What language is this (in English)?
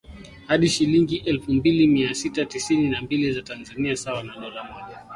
Swahili